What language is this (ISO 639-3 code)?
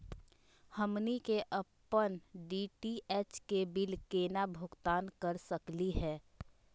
mag